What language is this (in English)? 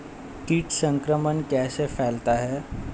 Hindi